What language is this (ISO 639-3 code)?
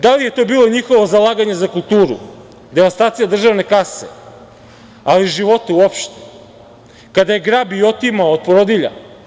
srp